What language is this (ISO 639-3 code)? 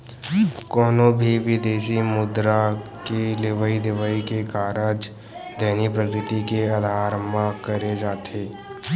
hne